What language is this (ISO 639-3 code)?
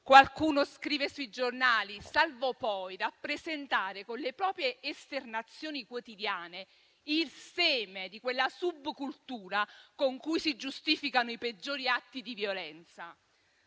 ita